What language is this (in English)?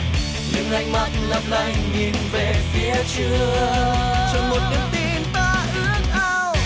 Vietnamese